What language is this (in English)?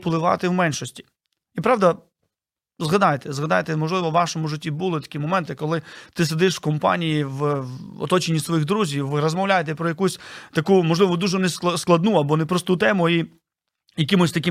Ukrainian